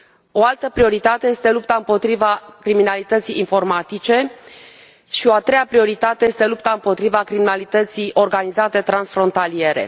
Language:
Romanian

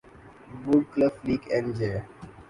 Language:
Urdu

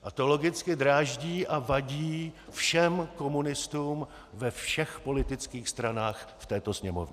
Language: Czech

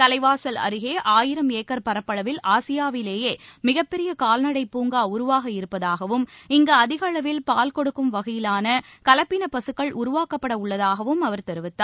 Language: Tamil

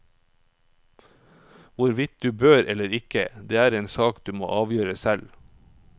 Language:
Norwegian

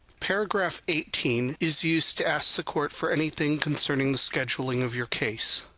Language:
English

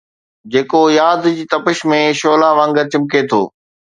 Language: Sindhi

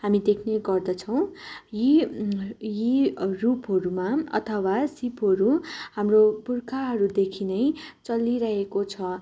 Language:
Nepali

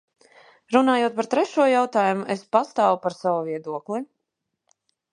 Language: Latvian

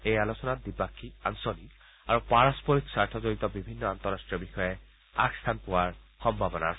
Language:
Assamese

